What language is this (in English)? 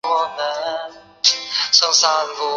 Chinese